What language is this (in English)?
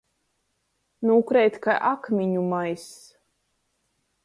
Latgalian